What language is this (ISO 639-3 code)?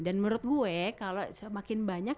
ind